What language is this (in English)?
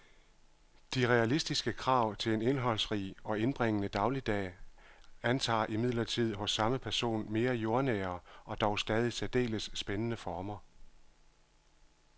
Danish